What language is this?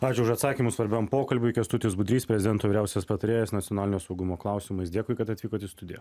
Lithuanian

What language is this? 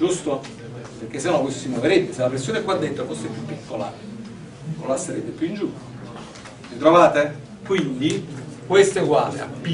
Italian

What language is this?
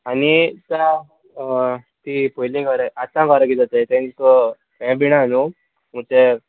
Konkani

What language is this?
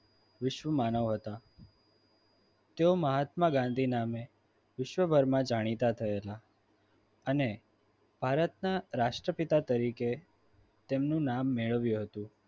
Gujarati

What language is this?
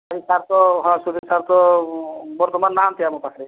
Odia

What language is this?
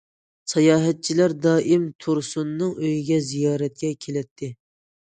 Uyghur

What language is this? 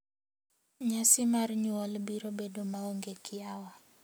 Luo (Kenya and Tanzania)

